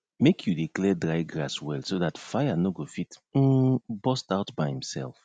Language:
Nigerian Pidgin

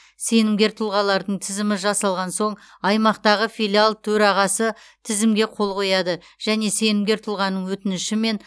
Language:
Kazakh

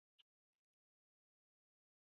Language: Chinese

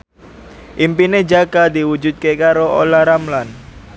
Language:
Javanese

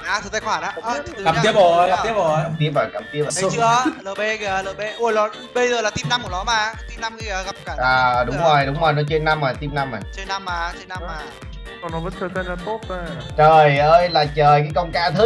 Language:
Vietnamese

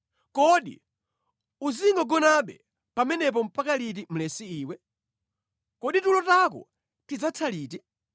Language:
Nyanja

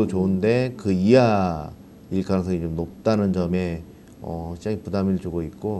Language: Korean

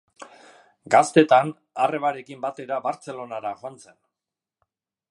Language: Basque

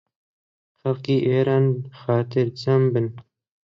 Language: Central Kurdish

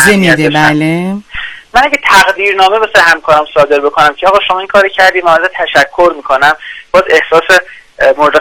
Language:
Persian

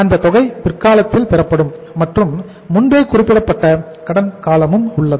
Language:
Tamil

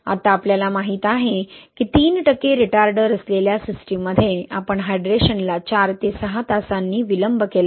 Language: Marathi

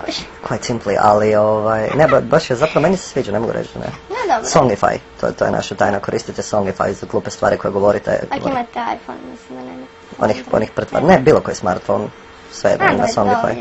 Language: Croatian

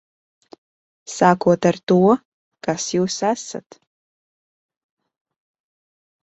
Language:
Latvian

